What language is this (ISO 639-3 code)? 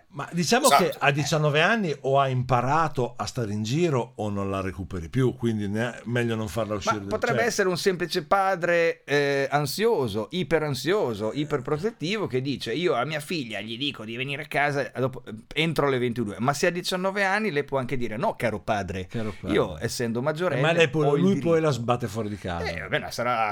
ita